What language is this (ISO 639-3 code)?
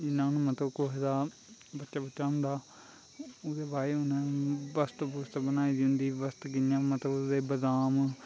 doi